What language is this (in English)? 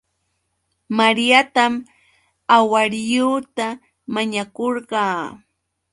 Yauyos Quechua